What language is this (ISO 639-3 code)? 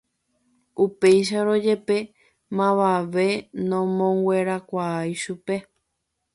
grn